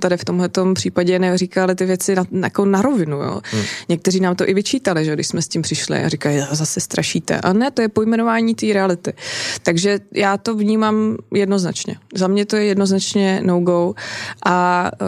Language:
Czech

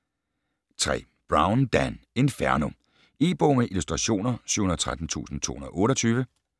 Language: Danish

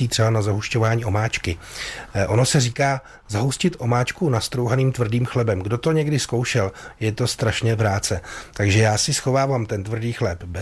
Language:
Czech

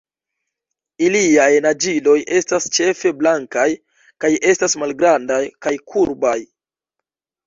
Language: Esperanto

